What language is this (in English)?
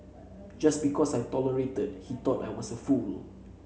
English